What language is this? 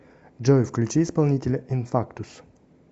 Russian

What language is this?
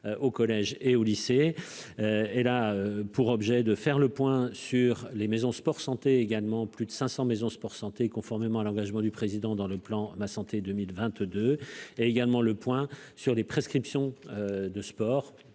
French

